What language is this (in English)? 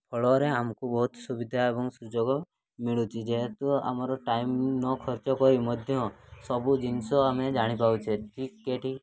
Odia